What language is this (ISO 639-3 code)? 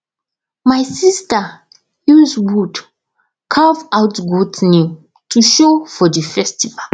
pcm